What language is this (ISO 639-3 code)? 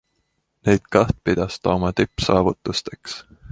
est